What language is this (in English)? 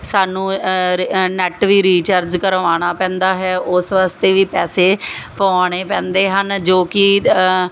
Punjabi